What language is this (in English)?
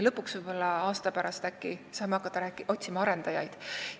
Estonian